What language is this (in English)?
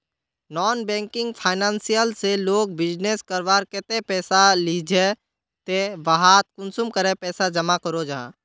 Magahi